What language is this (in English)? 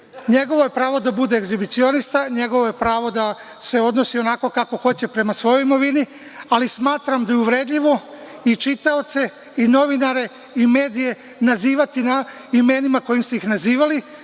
Serbian